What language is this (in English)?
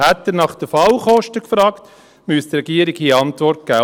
Swiss German